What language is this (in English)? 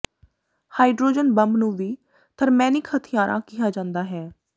Punjabi